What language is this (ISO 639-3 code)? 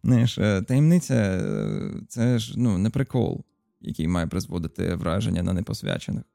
ukr